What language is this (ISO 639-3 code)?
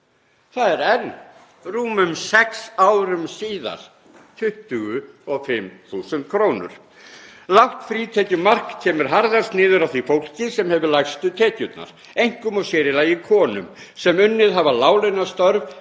isl